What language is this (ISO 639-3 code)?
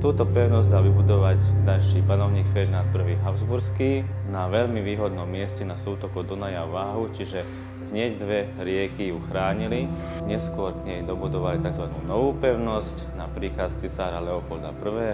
slk